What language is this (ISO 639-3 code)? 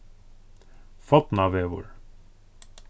fao